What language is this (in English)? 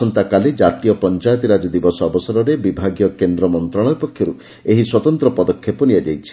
Odia